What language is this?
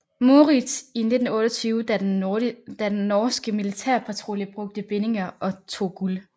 Danish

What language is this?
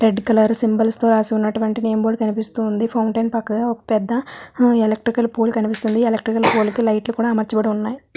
Telugu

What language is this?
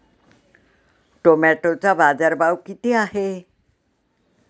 Marathi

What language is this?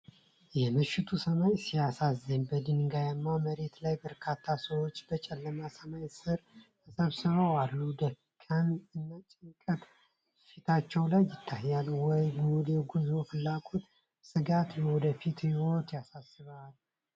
Amharic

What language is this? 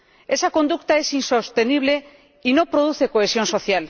Spanish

